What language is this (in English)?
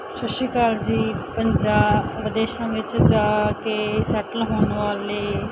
Punjabi